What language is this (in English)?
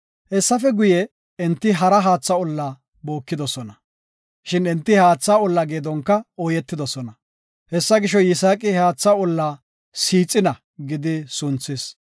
Gofa